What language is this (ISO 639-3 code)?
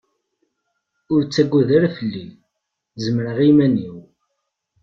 kab